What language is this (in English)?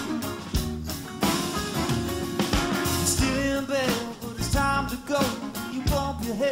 Swedish